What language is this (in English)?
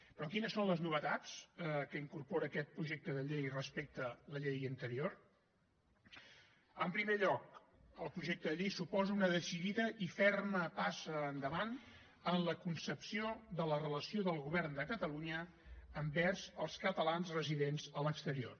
Catalan